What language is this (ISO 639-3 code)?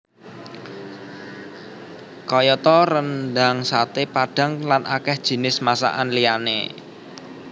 jav